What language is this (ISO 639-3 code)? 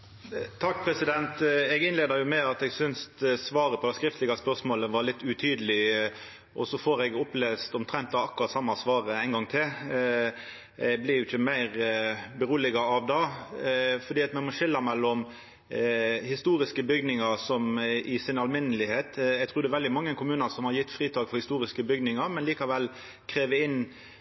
nno